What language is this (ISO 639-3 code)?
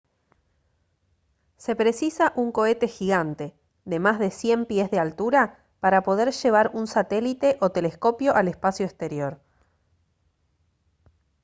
spa